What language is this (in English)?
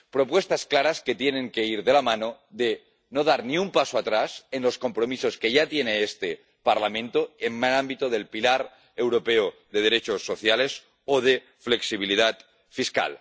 Spanish